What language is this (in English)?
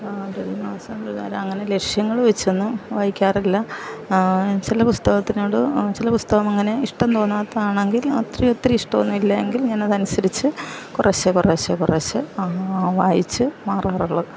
Malayalam